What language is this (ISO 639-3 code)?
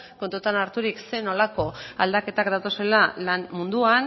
eus